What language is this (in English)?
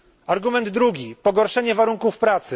Polish